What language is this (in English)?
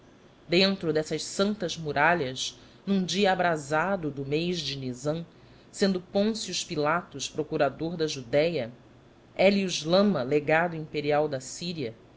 Portuguese